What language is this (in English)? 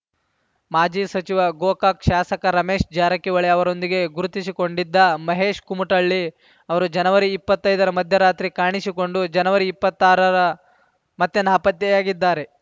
Kannada